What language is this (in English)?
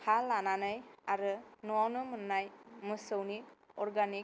Bodo